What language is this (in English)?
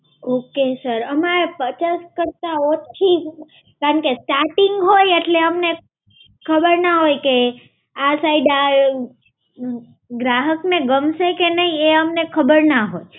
Gujarati